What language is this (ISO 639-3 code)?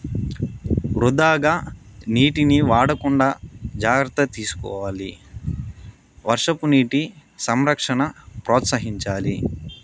tel